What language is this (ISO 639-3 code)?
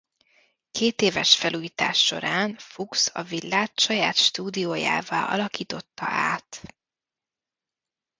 hun